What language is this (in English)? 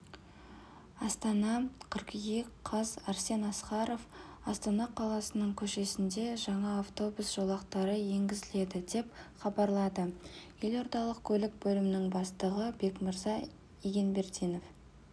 Kazakh